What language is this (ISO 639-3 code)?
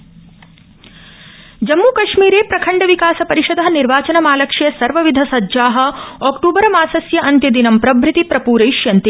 san